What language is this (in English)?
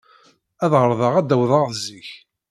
Kabyle